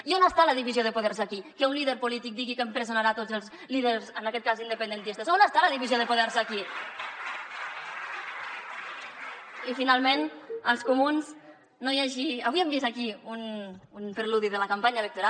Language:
Catalan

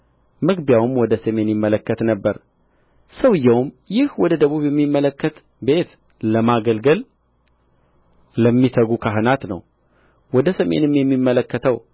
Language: Amharic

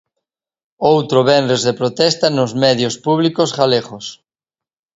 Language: Galician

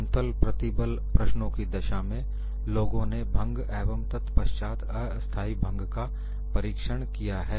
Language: Hindi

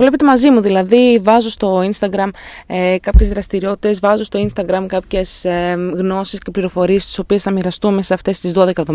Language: Greek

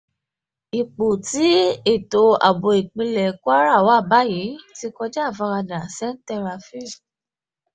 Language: Yoruba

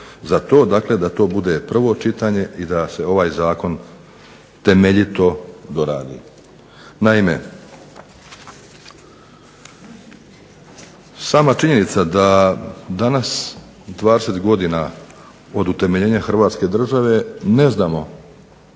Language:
Croatian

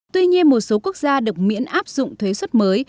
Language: Vietnamese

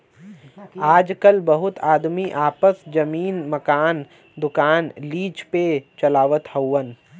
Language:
Bhojpuri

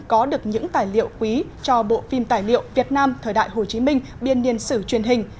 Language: Vietnamese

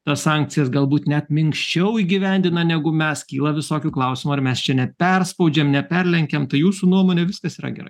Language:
Lithuanian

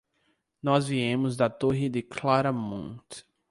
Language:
Portuguese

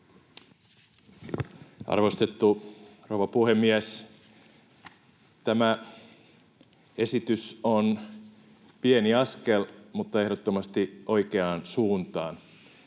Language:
Finnish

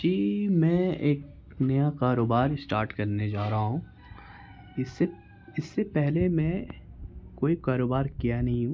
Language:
Urdu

